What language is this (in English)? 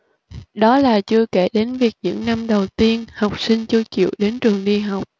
Vietnamese